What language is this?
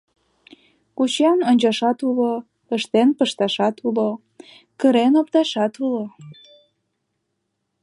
Mari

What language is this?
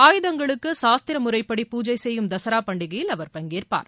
Tamil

